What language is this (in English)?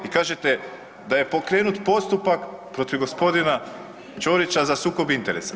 Croatian